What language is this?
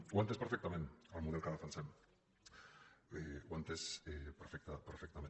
Catalan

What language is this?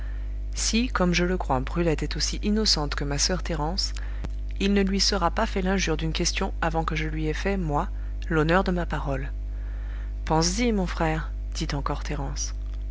French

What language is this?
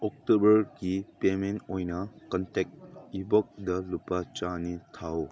Manipuri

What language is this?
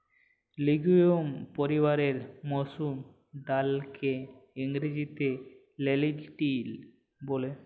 Bangla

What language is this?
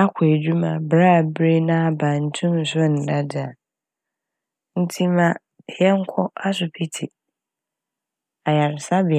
Akan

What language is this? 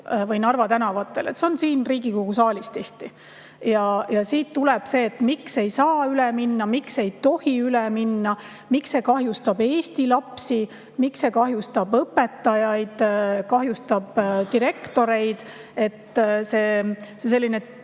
Estonian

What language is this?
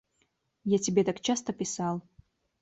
Russian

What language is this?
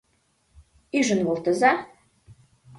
Mari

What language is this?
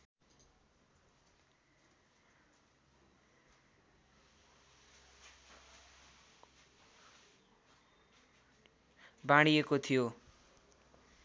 Nepali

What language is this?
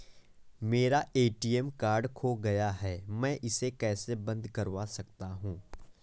Hindi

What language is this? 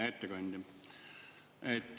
Estonian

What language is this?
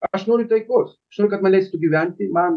Lithuanian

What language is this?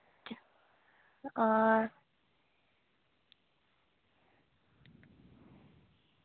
Dogri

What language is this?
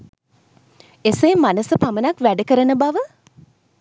Sinhala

